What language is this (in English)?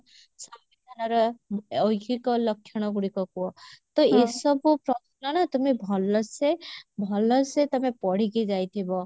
Odia